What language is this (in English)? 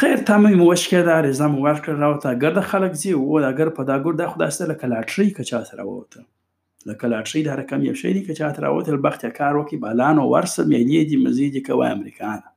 Urdu